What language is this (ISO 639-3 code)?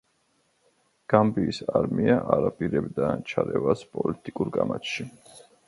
kat